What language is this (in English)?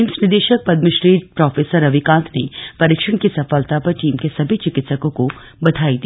Hindi